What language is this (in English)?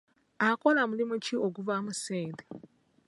Ganda